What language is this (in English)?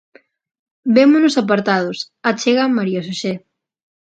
Galician